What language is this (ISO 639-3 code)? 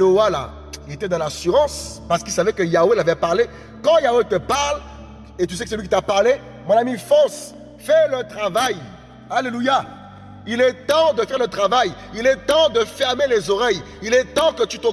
fra